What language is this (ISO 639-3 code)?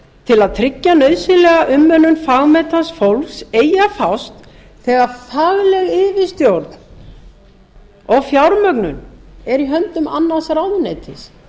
isl